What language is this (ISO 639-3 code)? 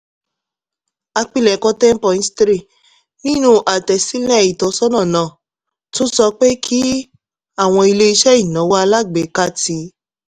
yor